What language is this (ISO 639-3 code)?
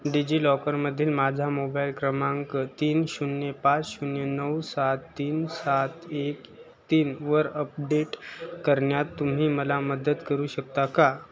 mar